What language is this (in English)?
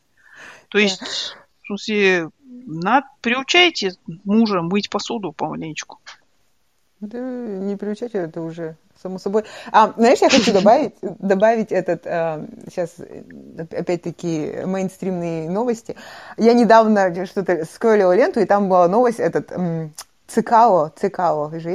Russian